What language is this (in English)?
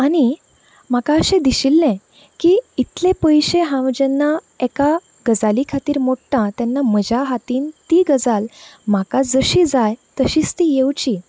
Konkani